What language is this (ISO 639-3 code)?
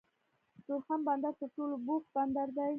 pus